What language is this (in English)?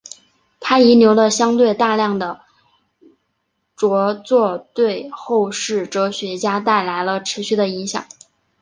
Chinese